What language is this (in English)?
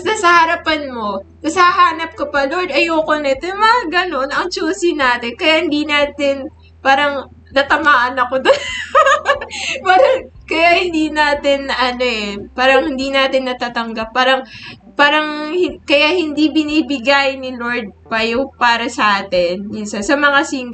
Filipino